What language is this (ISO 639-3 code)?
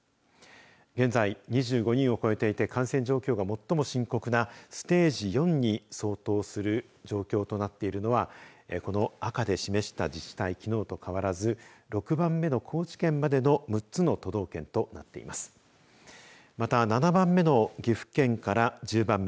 jpn